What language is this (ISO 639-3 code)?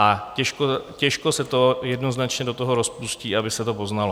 ces